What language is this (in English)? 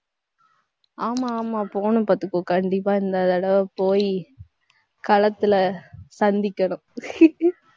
Tamil